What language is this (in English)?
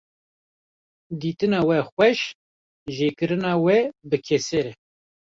Kurdish